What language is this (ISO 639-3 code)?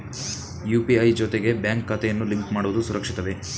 kan